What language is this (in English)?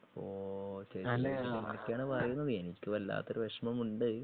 Malayalam